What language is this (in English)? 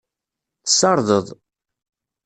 Kabyle